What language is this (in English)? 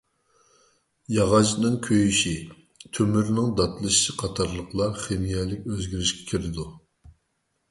Uyghur